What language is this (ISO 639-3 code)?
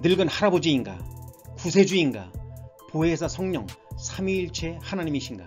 kor